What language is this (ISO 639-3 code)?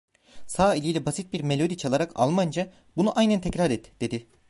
tur